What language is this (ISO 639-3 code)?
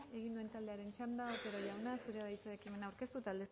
eus